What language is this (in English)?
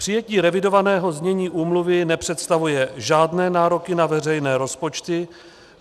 Czech